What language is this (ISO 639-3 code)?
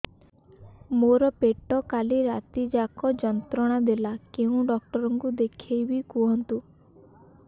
ori